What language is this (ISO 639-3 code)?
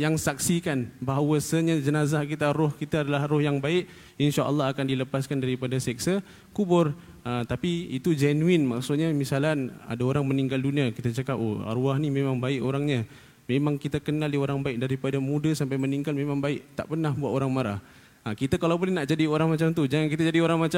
msa